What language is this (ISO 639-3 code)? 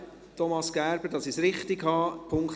gsw